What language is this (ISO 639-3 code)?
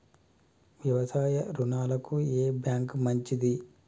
tel